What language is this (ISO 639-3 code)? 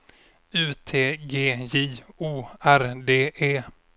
swe